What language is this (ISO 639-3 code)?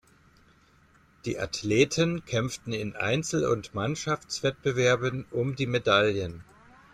deu